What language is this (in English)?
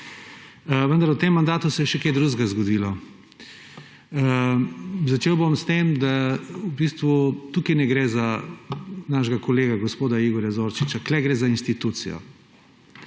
Slovenian